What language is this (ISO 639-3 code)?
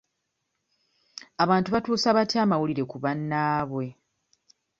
lug